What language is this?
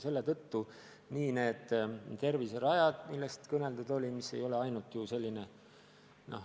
Estonian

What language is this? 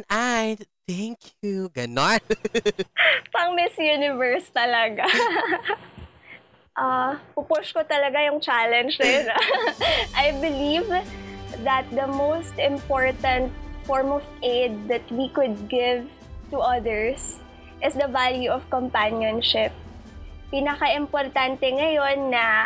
Filipino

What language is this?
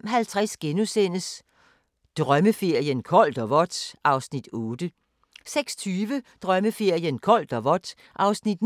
Danish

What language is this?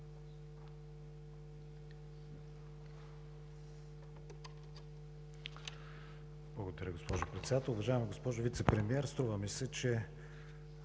Bulgarian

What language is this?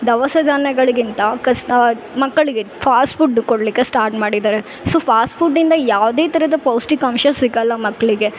Kannada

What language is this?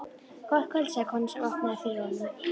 Icelandic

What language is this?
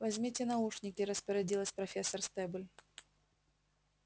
Russian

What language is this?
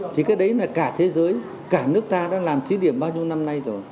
Vietnamese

